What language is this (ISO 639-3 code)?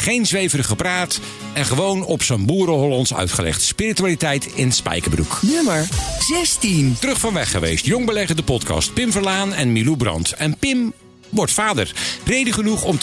nld